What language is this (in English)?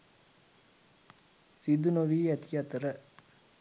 Sinhala